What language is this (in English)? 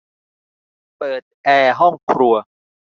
Thai